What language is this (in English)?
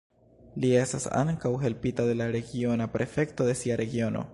Esperanto